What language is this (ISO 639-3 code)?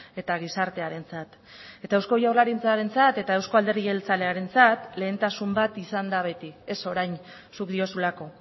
eus